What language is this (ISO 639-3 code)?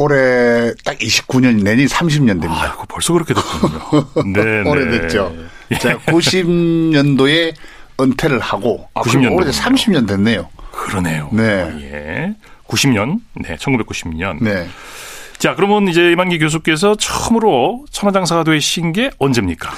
kor